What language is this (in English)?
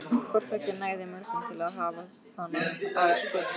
Icelandic